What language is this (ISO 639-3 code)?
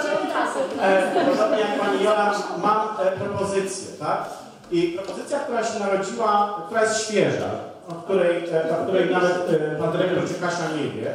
pol